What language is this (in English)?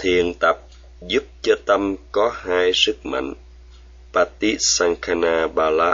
Vietnamese